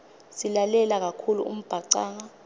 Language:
Swati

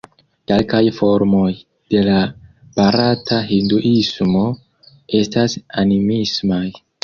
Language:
Esperanto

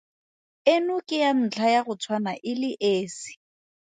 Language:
Tswana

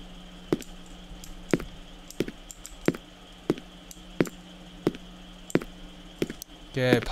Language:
Korean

